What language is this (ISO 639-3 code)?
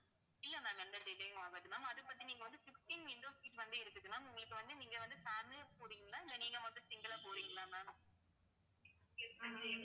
tam